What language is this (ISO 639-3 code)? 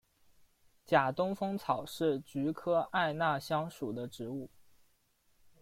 zho